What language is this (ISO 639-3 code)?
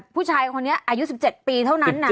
tha